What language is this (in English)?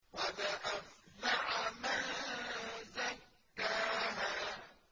Arabic